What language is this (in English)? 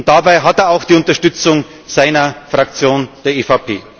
German